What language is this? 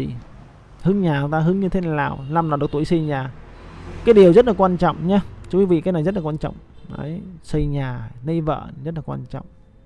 Vietnamese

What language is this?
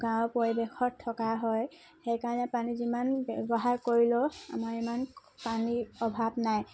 Assamese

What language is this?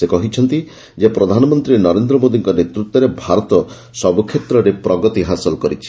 Odia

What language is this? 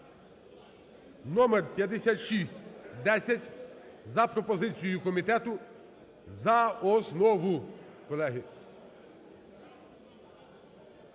Ukrainian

